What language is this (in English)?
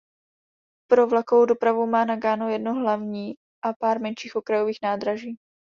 Czech